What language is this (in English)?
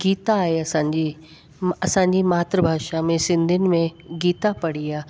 Sindhi